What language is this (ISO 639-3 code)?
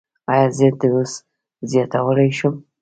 pus